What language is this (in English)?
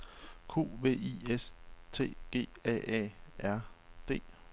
Danish